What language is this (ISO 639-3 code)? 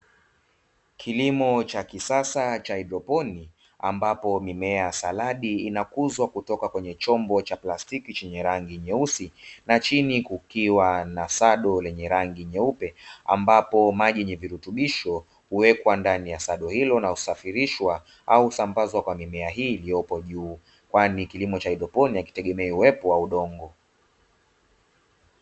swa